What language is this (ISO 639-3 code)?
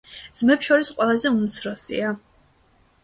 kat